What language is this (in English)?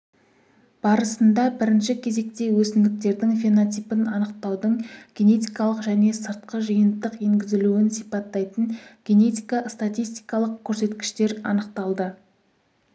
Kazakh